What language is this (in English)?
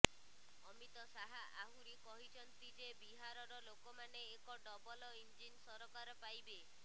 Odia